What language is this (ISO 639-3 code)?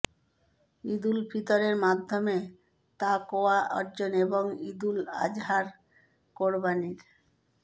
ben